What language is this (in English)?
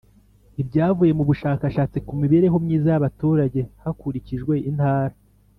Kinyarwanda